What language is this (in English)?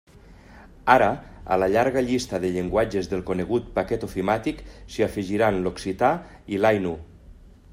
Catalan